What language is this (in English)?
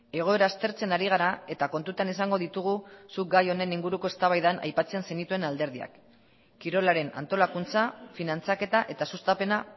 Basque